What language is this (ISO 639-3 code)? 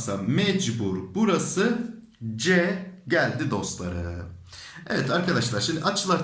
tur